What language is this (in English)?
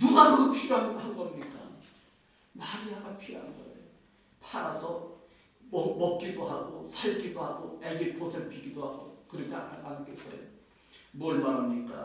Korean